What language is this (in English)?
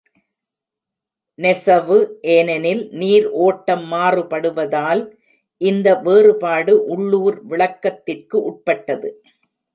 Tamil